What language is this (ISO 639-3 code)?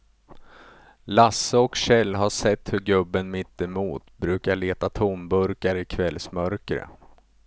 swe